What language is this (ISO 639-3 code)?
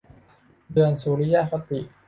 tha